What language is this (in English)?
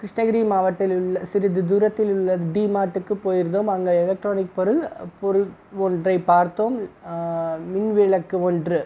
Tamil